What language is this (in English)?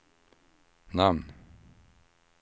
Swedish